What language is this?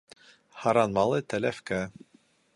Bashkir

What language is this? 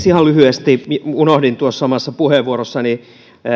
Finnish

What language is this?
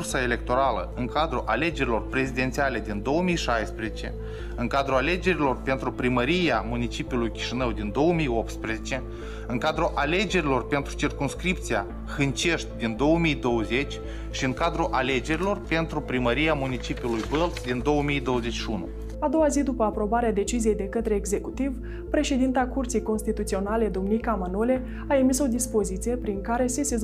Romanian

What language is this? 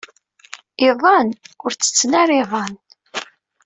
Kabyle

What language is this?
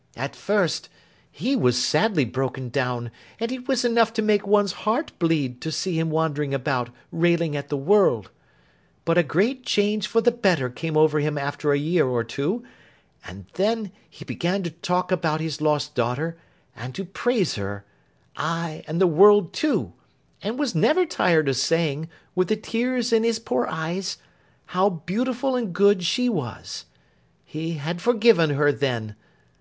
English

